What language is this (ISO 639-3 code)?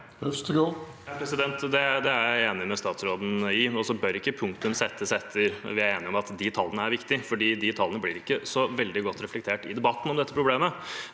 nor